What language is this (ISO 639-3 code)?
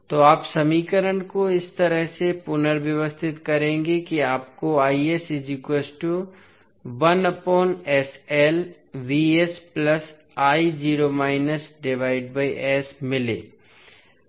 hin